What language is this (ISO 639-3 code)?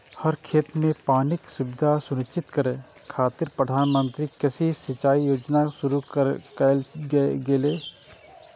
mai